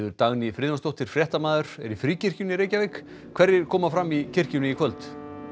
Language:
Icelandic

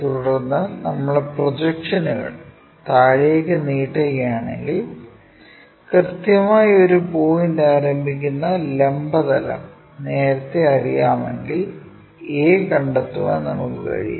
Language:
Malayalam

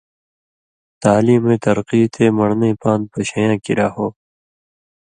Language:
Indus Kohistani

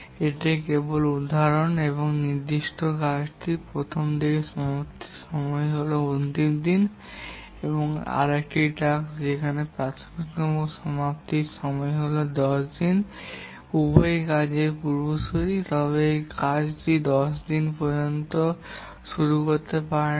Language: Bangla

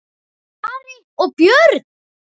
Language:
Icelandic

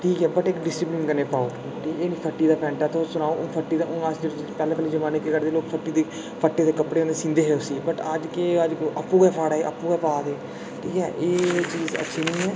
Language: Dogri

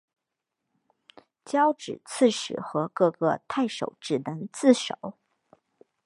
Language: Chinese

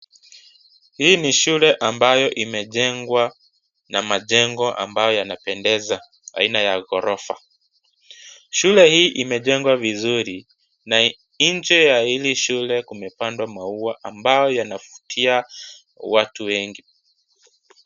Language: Swahili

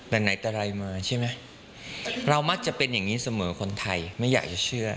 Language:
Thai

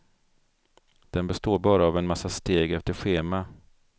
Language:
Swedish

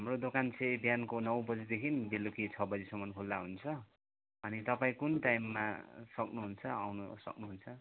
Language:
Nepali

